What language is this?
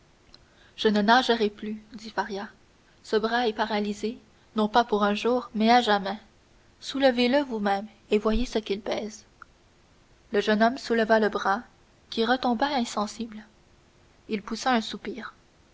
French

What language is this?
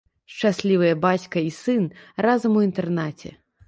Belarusian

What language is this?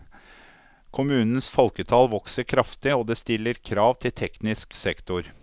Norwegian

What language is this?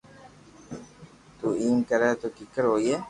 Loarki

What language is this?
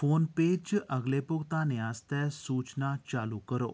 Dogri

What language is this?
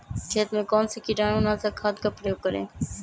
Magahi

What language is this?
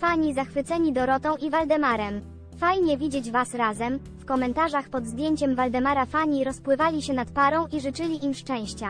Polish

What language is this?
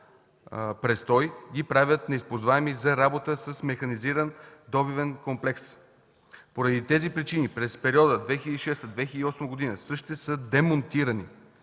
Bulgarian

